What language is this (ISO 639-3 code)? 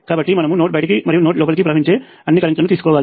tel